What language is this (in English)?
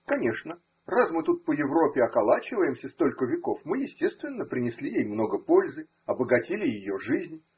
Russian